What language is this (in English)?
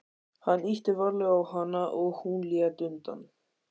Icelandic